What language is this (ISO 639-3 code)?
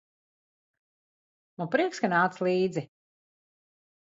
lav